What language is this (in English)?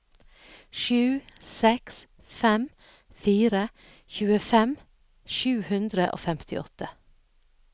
Norwegian